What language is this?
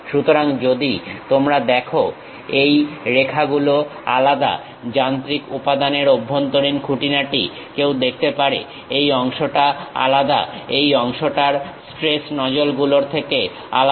Bangla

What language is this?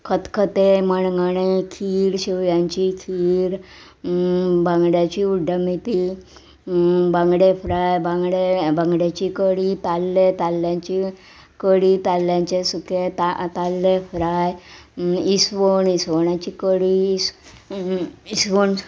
Konkani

